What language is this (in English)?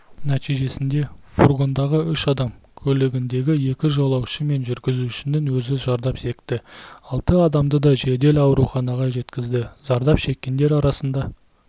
Kazakh